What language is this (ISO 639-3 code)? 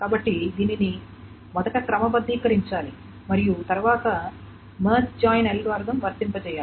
tel